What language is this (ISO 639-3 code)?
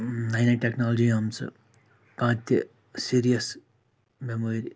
kas